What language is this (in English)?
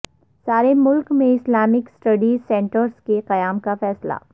Urdu